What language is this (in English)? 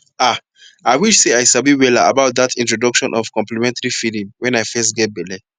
Nigerian Pidgin